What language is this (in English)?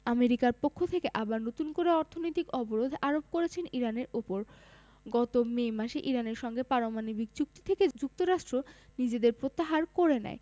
Bangla